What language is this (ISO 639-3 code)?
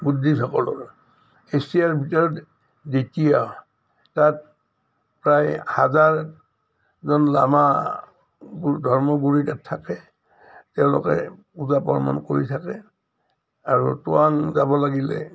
asm